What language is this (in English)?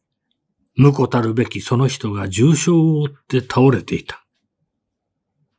Japanese